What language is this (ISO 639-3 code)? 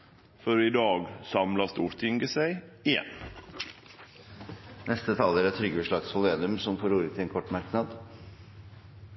nor